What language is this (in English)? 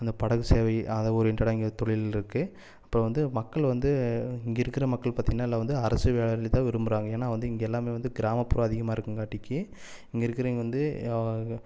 Tamil